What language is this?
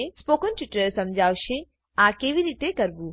Gujarati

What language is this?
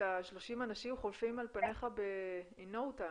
Hebrew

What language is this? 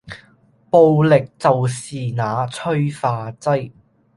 Cantonese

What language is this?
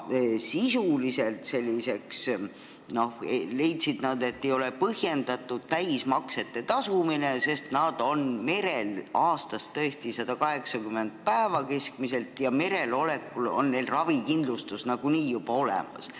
Estonian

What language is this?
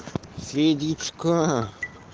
Russian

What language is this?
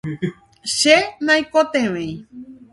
Guarani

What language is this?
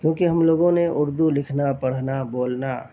Urdu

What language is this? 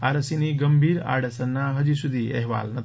Gujarati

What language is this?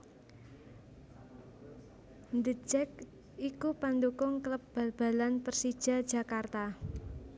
Javanese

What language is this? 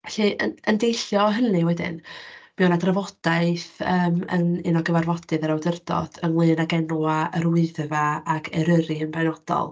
Welsh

